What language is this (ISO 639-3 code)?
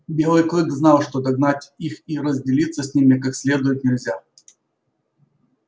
rus